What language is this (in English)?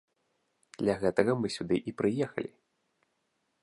Belarusian